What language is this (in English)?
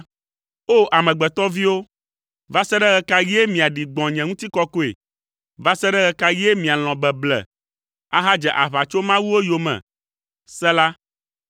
Ewe